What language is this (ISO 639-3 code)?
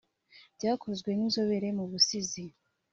kin